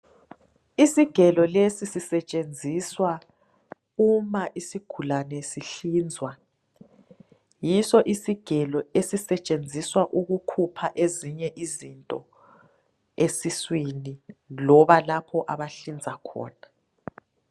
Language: North Ndebele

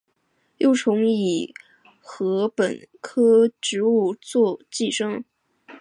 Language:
Chinese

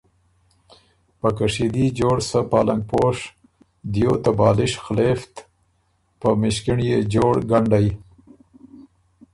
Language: Ormuri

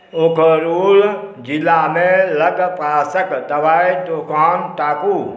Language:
Maithili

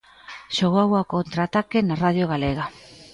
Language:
Galician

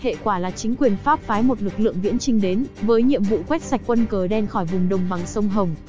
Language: Vietnamese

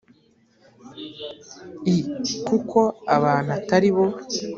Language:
Kinyarwanda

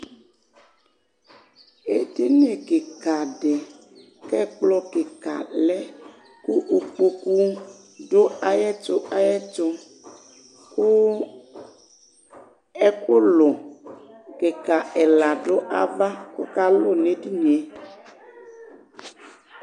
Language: Ikposo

